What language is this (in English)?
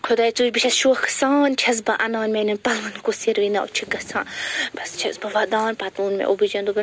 Kashmiri